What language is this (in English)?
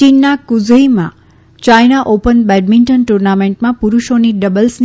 Gujarati